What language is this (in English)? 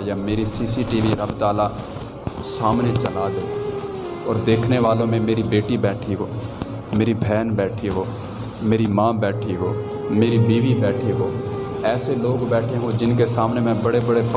Urdu